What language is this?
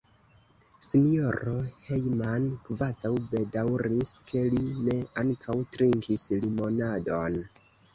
Esperanto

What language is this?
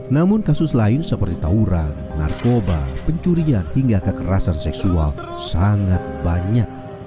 Indonesian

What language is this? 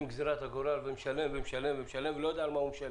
Hebrew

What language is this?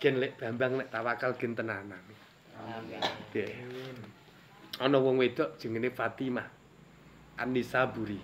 Indonesian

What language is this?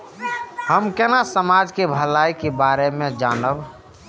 Maithili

